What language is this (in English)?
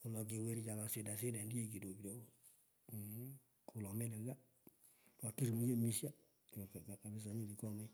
Pökoot